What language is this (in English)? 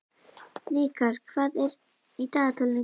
Icelandic